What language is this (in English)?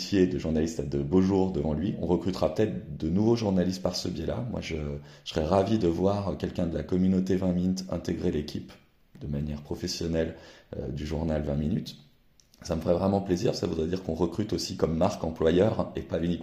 French